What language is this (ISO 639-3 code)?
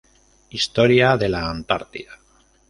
spa